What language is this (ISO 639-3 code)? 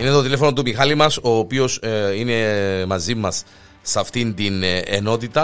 ell